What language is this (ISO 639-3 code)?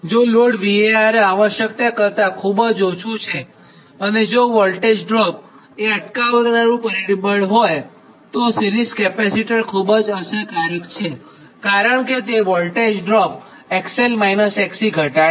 guj